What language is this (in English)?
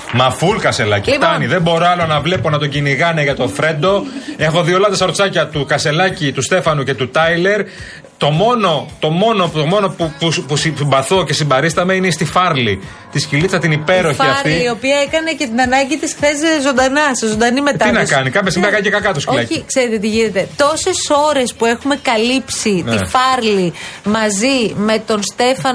Greek